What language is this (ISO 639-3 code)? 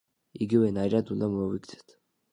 kat